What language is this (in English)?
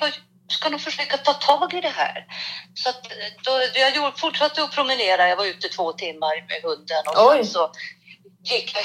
Swedish